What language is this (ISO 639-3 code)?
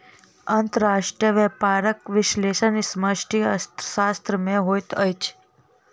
mai